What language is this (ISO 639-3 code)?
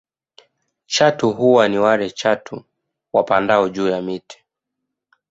swa